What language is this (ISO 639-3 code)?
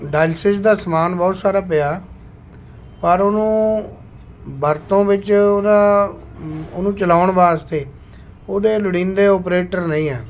pan